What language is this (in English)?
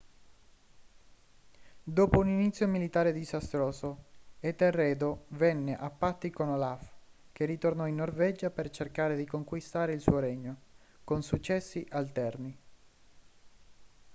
Italian